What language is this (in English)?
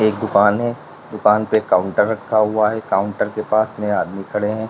Hindi